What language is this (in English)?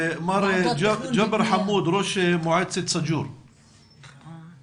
Hebrew